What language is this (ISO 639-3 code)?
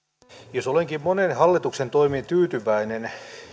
fin